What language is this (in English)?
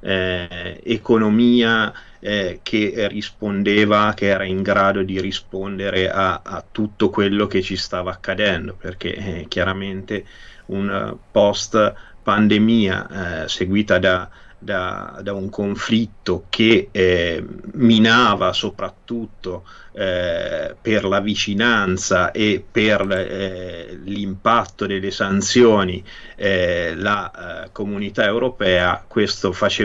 Italian